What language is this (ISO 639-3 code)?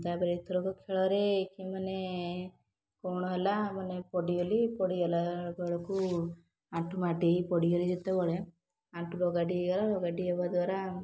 ori